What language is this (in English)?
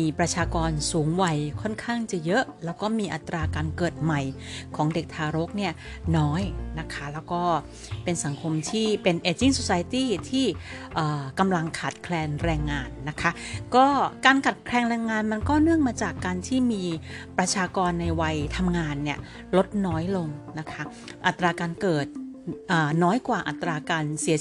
Thai